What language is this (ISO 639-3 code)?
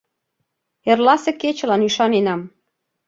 chm